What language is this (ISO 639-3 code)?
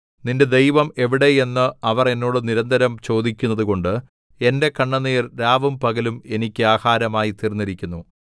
mal